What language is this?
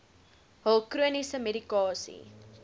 Afrikaans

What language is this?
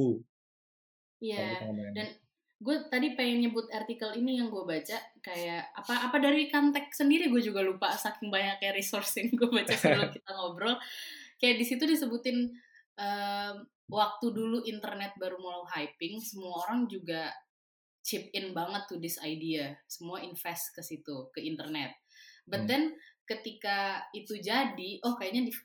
Indonesian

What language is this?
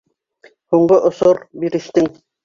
Bashkir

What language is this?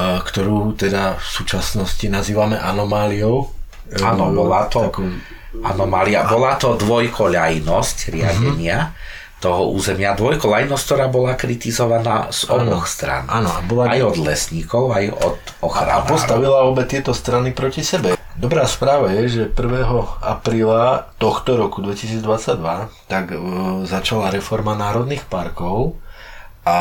Slovak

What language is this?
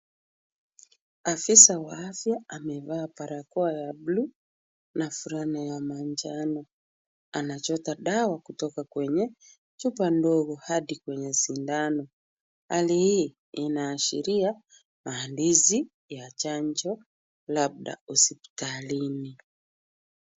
Swahili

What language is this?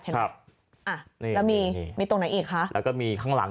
Thai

